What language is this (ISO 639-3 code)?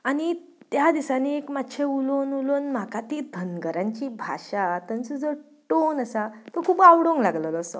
kok